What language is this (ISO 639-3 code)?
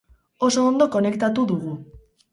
eus